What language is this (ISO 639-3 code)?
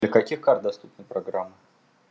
rus